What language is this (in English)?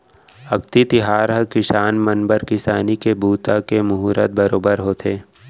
Chhattisgarhi